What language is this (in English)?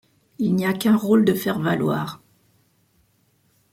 French